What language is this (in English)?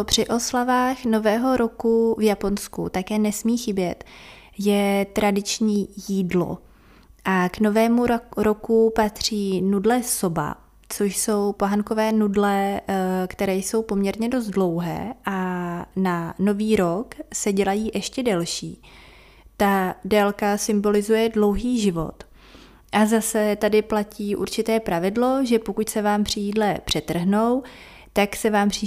Czech